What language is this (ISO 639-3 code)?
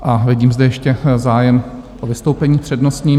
ces